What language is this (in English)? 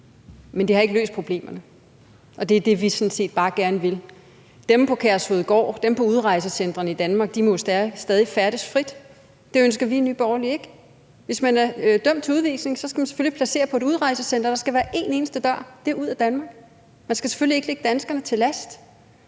Danish